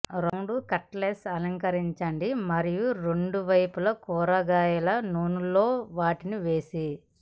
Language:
Telugu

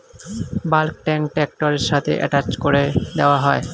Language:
Bangla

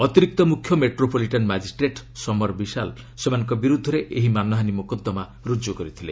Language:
Odia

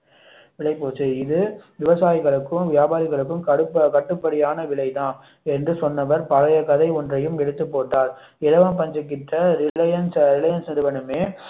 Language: Tamil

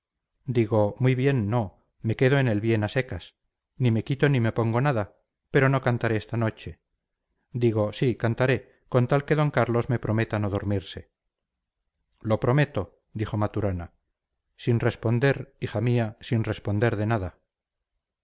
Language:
Spanish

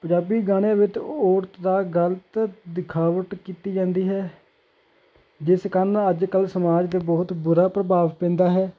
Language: Punjabi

